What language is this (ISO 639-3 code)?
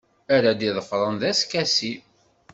kab